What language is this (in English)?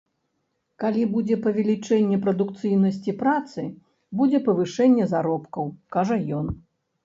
Belarusian